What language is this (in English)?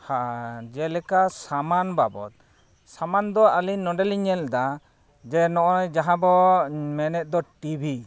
Santali